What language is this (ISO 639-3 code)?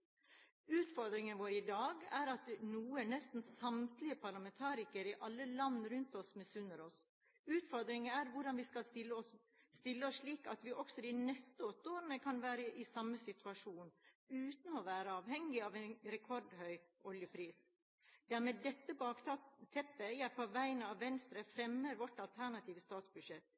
nob